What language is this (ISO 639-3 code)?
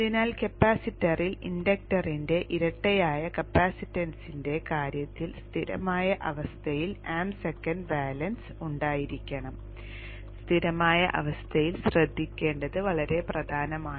mal